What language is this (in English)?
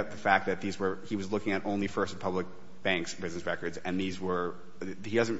English